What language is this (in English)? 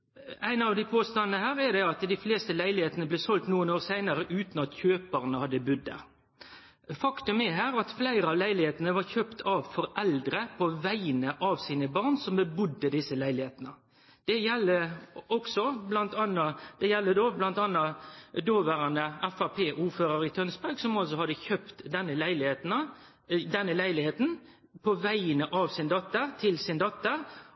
Norwegian Nynorsk